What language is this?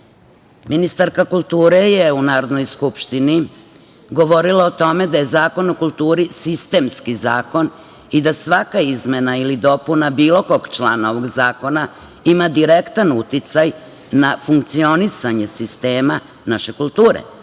Serbian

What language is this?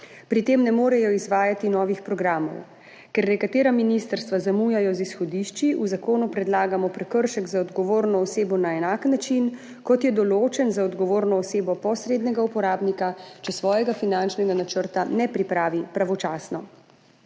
Slovenian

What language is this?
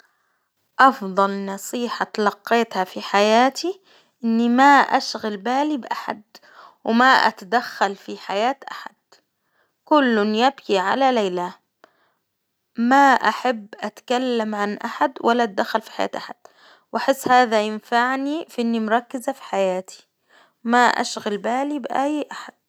Hijazi Arabic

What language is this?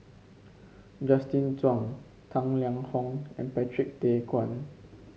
English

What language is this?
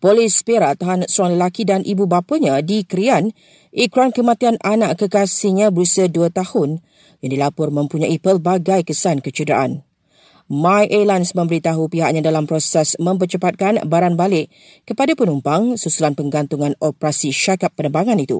Malay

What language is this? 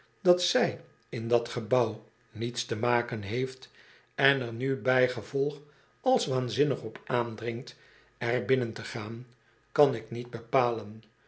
Dutch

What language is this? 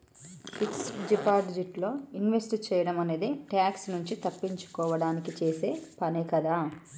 Telugu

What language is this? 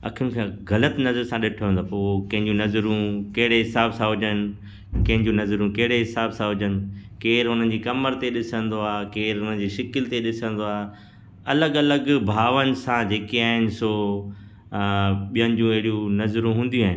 Sindhi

